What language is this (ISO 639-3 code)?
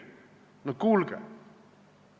est